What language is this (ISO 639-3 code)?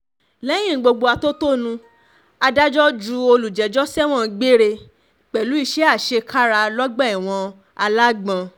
yor